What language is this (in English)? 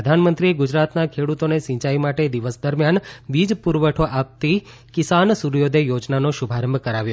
Gujarati